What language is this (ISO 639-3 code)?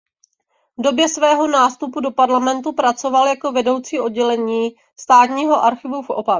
ces